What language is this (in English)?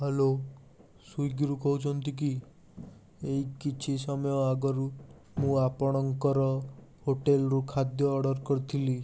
Odia